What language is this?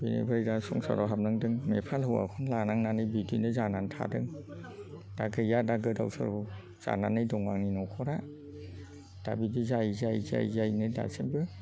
Bodo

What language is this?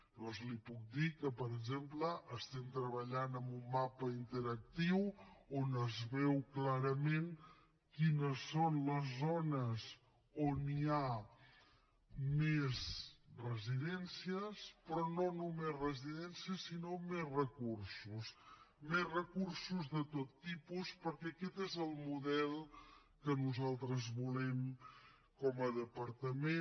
Catalan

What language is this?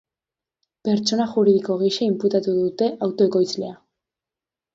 Basque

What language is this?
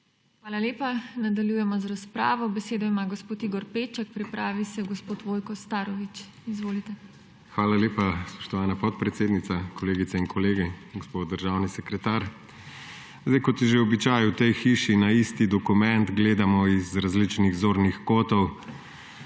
Slovenian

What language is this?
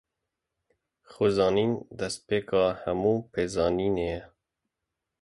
Kurdish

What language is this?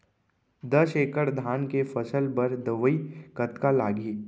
Chhattisgarhi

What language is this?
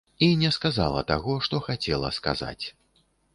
Belarusian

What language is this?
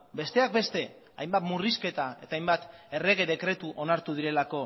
Basque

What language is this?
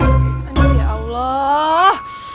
Indonesian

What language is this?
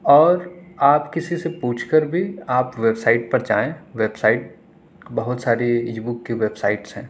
Urdu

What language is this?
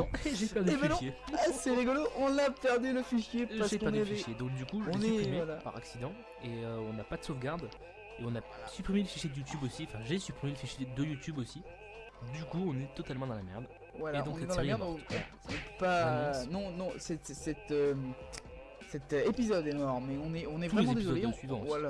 French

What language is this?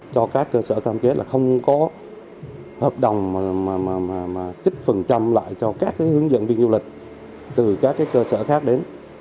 Vietnamese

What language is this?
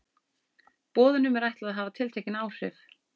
Icelandic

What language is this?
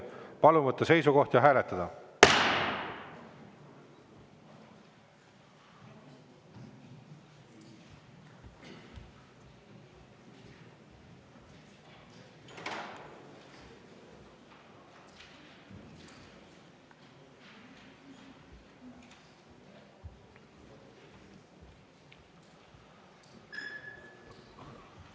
Estonian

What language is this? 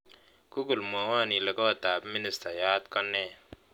Kalenjin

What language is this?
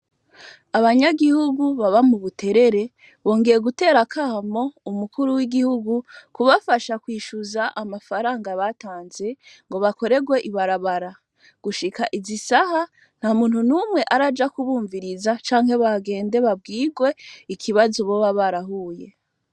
Rundi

